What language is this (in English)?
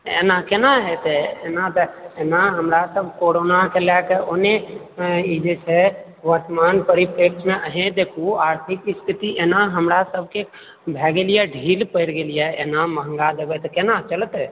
Maithili